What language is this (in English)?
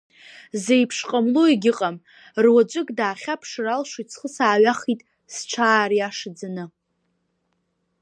Abkhazian